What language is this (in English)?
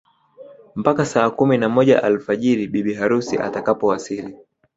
Swahili